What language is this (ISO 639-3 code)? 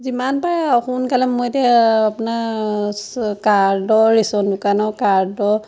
asm